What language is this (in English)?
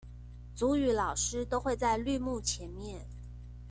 Chinese